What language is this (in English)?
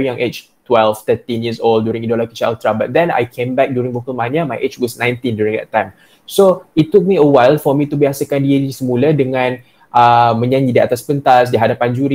Malay